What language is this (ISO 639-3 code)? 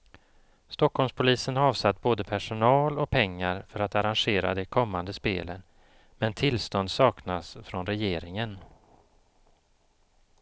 swe